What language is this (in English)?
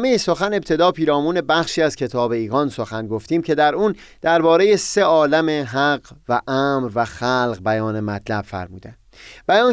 Persian